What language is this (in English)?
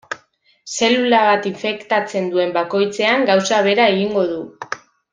Basque